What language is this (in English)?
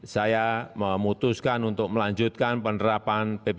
Indonesian